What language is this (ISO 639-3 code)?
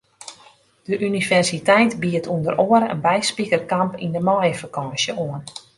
fry